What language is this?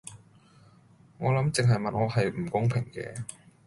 Cantonese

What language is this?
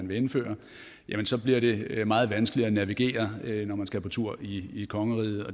Danish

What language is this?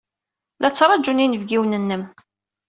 Kabyle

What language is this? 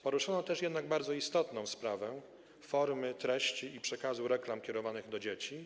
Polish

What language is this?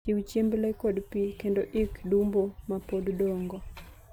Luo (Kenya and Tanzania)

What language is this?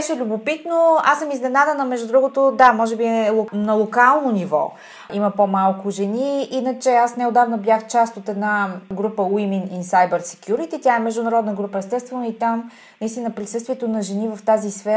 Bulgarian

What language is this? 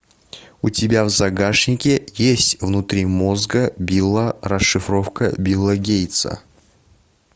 Russian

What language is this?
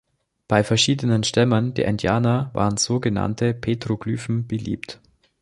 German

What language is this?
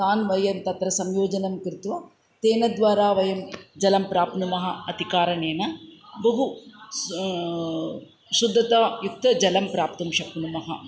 Sanskrit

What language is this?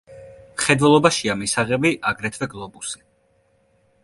Georgian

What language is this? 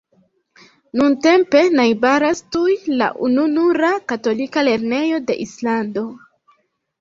Esperanto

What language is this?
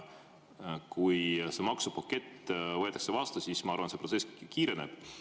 Estonian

